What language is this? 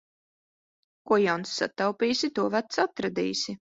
Latvian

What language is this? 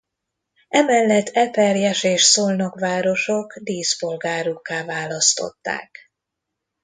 Hungarian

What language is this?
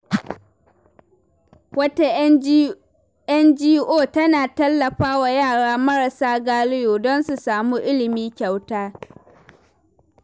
Hausa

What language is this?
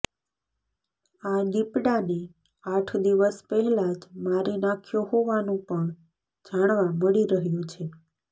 Gujarati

